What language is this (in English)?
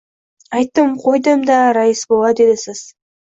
Uzbek